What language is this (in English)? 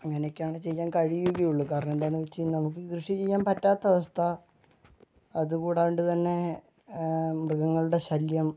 Malayalam